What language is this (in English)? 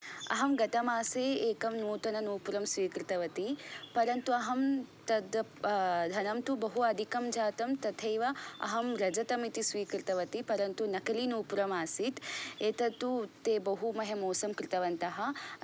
Sanskrit